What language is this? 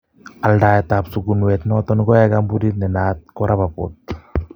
Kalenjin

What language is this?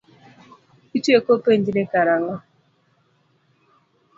Luo (Kenya and Tanzania)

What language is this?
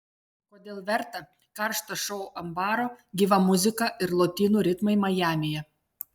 Lithuanian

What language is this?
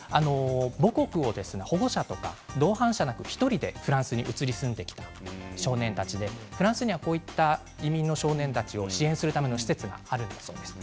Japanese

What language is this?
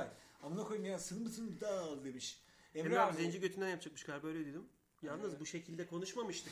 Turkish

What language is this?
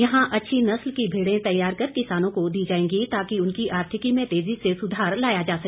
Hindi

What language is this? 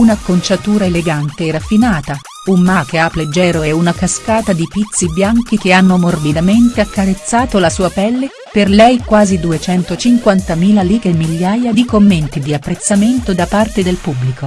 Italian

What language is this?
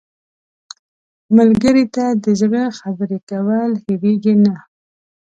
Pashto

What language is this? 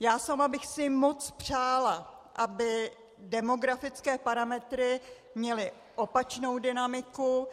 Czech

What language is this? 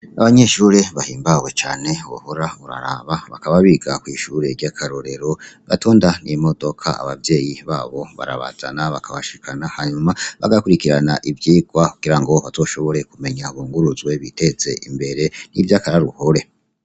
Rundi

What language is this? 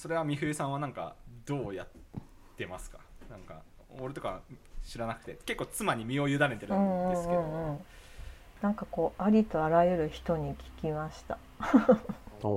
Japanese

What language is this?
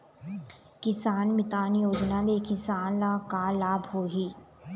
Chhattisgarhi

